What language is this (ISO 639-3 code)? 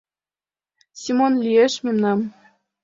chm